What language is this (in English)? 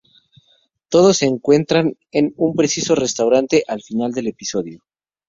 Spanish